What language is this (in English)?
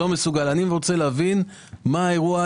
Hebrew